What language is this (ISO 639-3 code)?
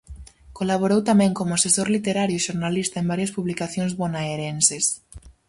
glg